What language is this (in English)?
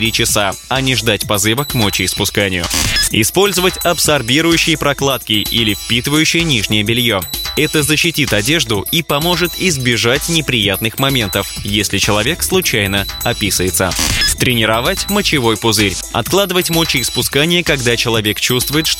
Russian